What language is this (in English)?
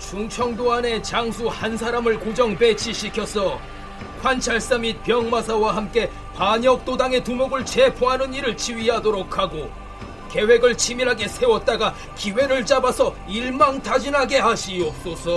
Korean